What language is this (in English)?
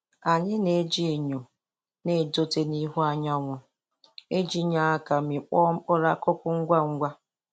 Igbo